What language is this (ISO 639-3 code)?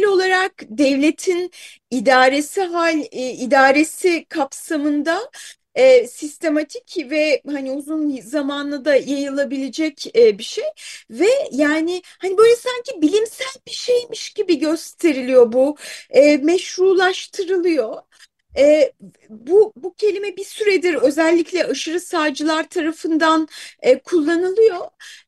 tur